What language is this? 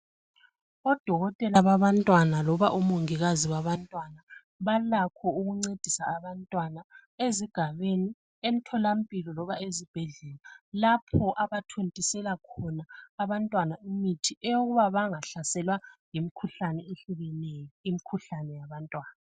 North Ndebele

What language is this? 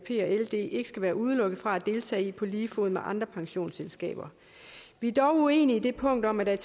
Danish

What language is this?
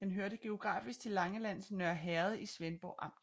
Danish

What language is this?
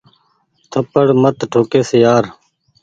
Goaria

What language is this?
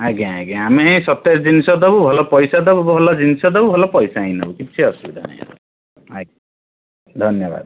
Odia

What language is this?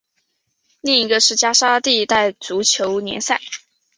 Chinese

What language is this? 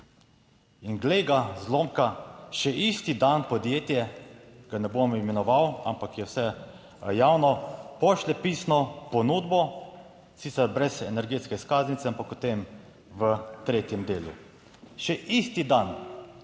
Slovenian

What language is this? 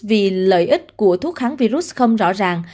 Vietnamese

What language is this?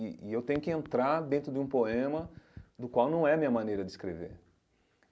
Portuguese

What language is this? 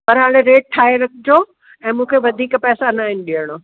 Sindhi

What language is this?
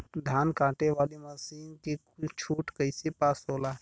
Bhojpuri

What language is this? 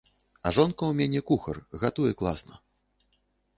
Belarusian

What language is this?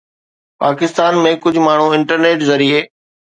Sindhi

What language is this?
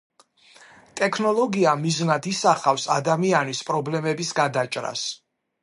Georgian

